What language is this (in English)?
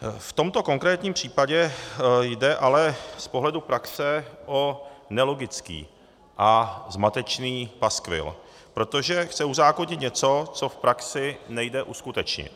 Czech